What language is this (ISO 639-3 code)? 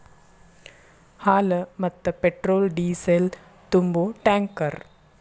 kan